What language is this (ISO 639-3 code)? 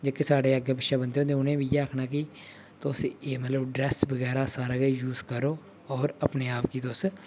doi